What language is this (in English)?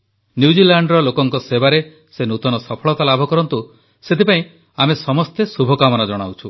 Odia